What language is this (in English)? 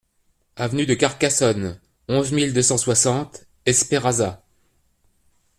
French